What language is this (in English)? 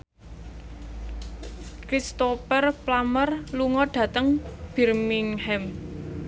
Javanese